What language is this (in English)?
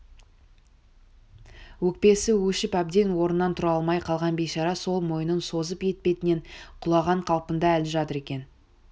Kazakh